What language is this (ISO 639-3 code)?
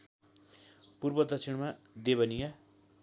nep